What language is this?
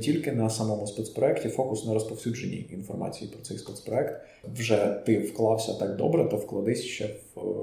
Ukrainian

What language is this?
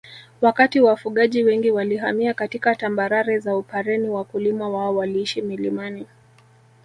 Swahili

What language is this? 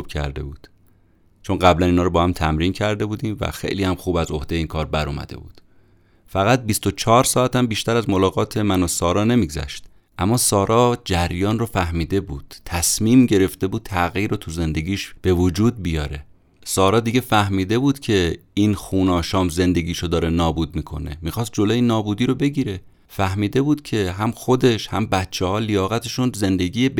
Persian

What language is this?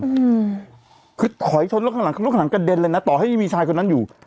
Thai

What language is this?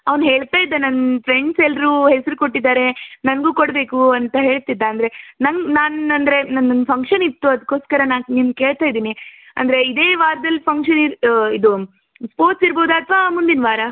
Kannada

